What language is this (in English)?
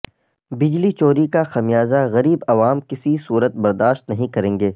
Urdu